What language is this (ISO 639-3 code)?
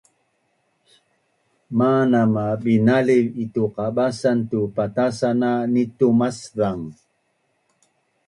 bnn